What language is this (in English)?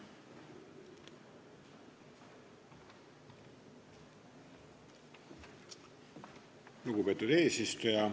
Estonian